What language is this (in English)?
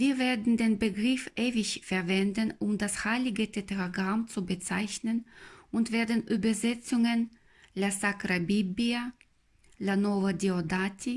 German